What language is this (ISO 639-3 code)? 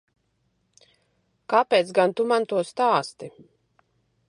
lav